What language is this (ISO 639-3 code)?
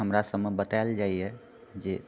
mai